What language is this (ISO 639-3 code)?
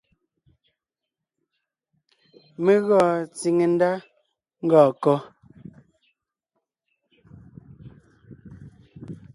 nnh